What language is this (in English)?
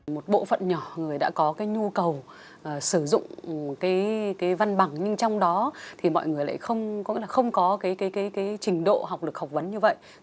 Vietnamese